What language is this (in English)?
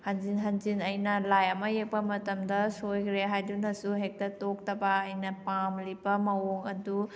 Manipuri